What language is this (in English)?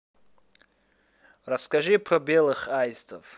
Russian